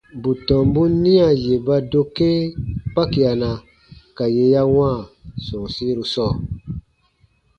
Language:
Baatonum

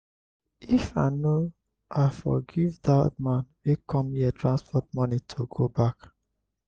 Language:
Nigerian Pidgin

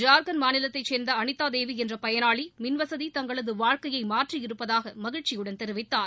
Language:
Tamil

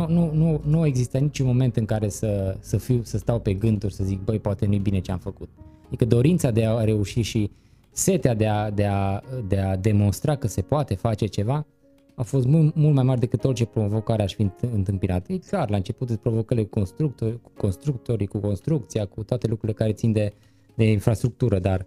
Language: Romanian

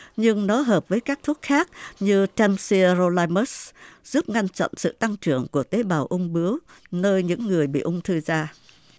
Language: Vietnamese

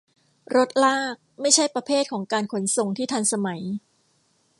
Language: Thai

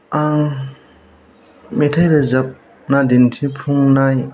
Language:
Bodo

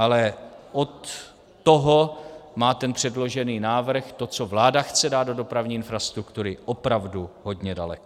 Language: Czech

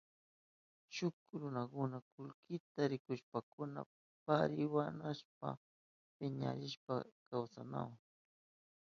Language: Southern Pastaza Quechua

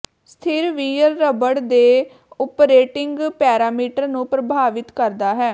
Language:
Punjabi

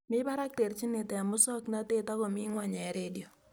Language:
Kalenjin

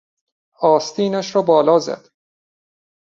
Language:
Persian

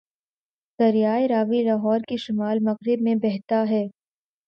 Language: Urdu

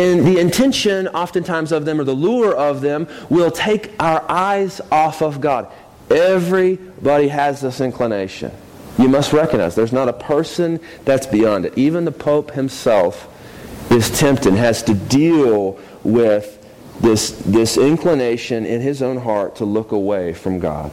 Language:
English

